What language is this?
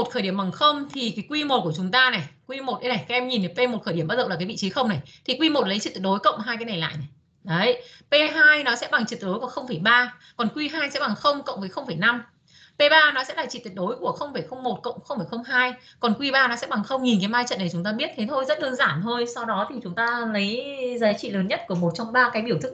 Vietnamese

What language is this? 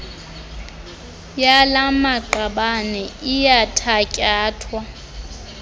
Xhosa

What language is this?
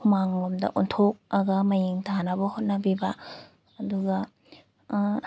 Manipuri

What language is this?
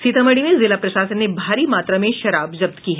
Hindi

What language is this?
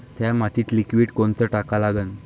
Marathi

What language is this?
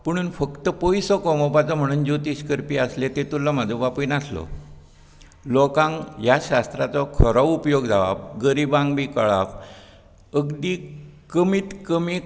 Konkani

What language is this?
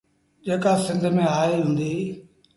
Sindhi Bhil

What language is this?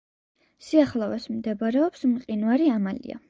Georgian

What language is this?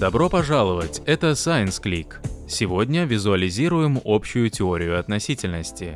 Russian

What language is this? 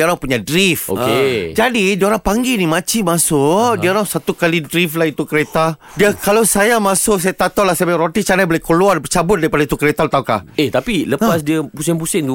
Malay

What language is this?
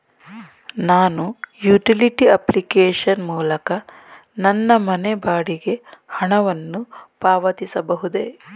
Kannada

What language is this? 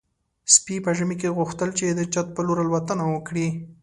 Pashto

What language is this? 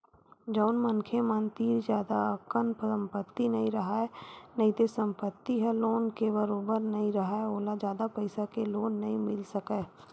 Chhattisgarhi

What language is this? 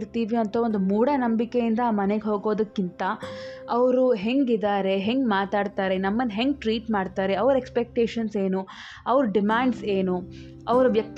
Kannada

